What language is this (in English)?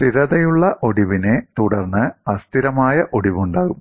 Malayalam